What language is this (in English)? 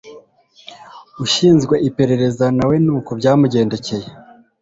Kinyarwanda